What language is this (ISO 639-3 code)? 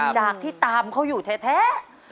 tha